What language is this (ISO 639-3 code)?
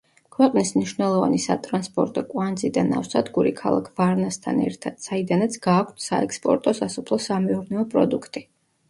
kat